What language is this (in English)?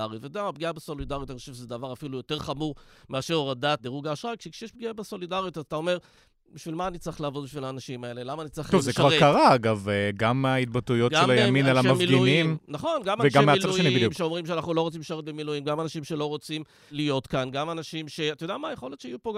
Hebrew